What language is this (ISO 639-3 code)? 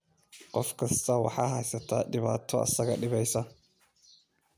som